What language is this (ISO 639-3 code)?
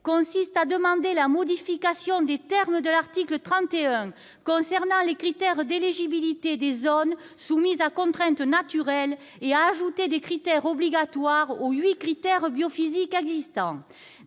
fra